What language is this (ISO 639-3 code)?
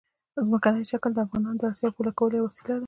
pus